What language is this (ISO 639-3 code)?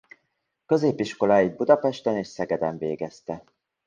hun